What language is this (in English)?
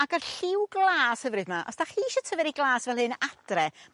Welsh